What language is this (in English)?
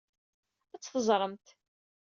Kabyle